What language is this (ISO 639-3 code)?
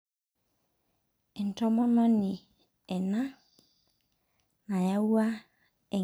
mas